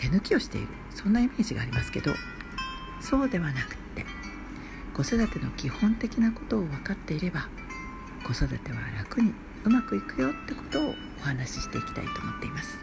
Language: Japanese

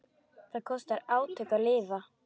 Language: Icelandic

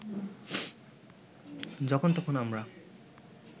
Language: Bangla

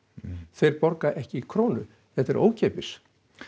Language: Icelandic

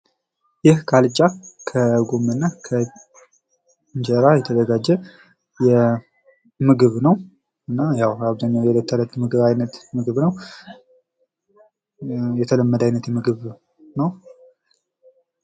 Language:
Amharic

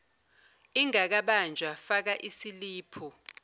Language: Zulu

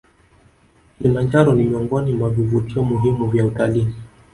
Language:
Swahili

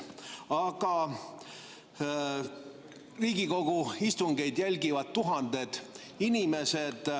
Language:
Estonian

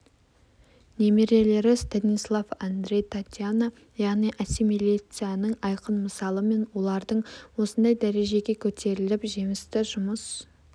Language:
Kazakh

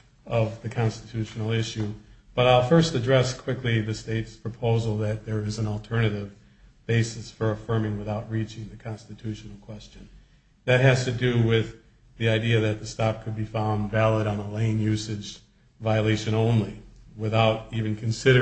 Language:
English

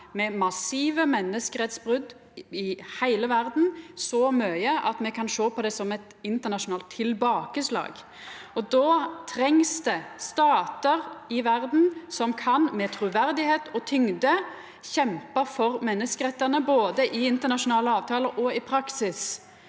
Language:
Norwegian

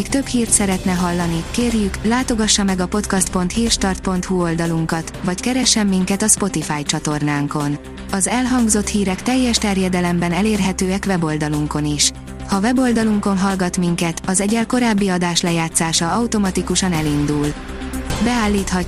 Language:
Hungarian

